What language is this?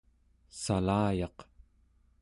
Central Yupik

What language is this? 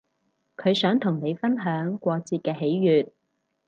Cantonese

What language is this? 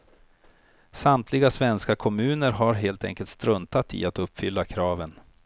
Swedish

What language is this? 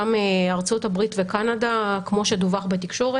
Hebrew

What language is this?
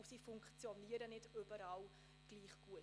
Swiss German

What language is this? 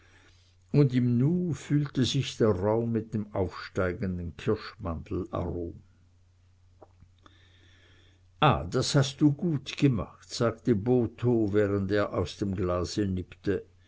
German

